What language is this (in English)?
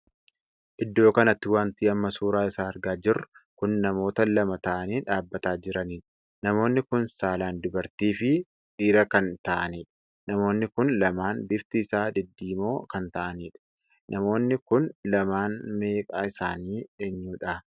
Oromo